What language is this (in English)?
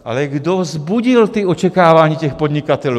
Czech